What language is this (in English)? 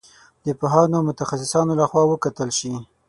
Pashto